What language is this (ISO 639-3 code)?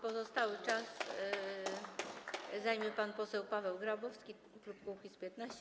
pol